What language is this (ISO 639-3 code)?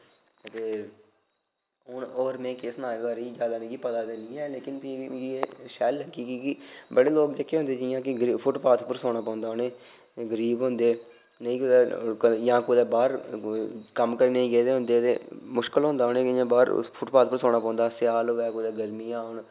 doi